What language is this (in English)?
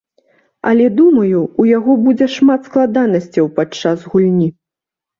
Belarusian